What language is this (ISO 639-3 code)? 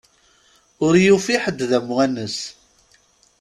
kab